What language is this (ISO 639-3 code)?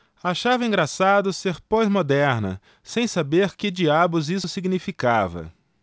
por